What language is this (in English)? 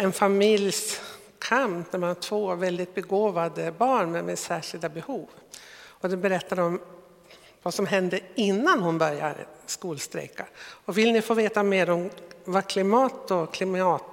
Swedish